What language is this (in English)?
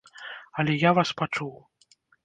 Belarusian